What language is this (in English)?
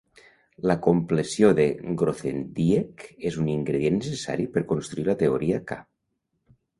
Catalan